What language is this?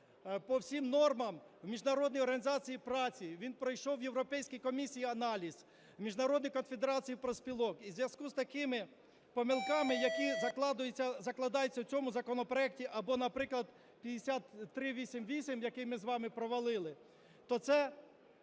Ukrainian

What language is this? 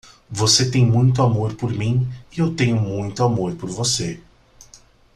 Portuguese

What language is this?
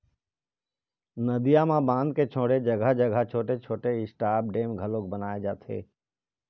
Chhattisgarhi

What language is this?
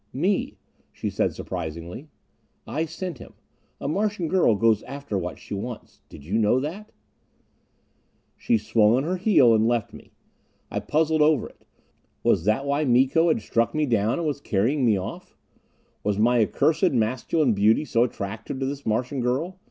English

